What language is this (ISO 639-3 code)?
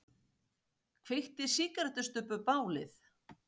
isl